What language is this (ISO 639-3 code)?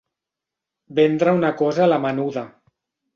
cat